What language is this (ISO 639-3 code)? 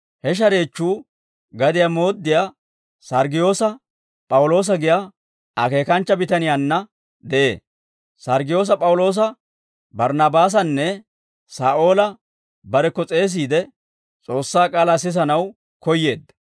dwr